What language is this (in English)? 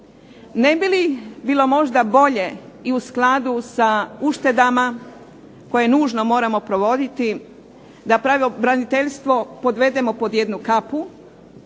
Croatian